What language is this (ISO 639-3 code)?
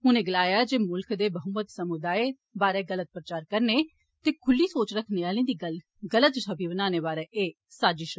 doi